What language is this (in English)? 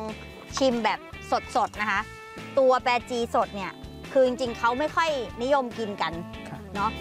Thai